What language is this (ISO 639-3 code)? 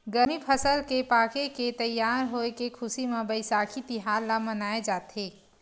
hne